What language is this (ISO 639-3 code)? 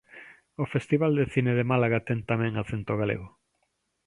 glg